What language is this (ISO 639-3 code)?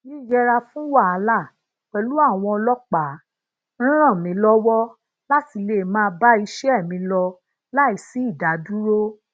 yor